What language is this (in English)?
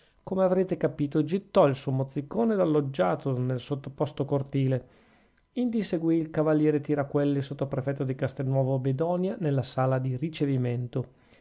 Italian